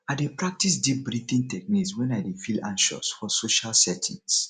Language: Nigerian Pidgin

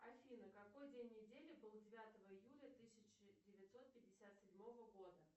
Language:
Russian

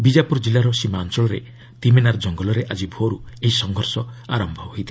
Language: Odia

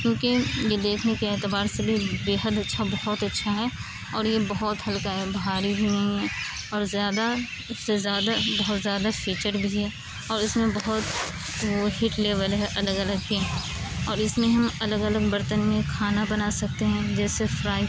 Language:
Urdu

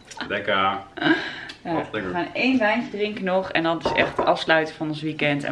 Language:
Dutch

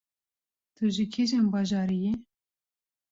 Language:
Kurdish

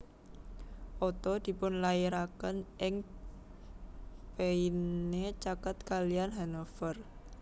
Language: Javanese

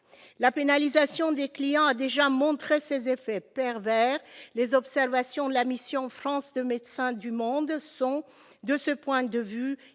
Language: French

